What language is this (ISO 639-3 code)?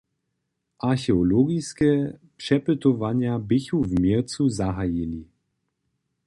hsb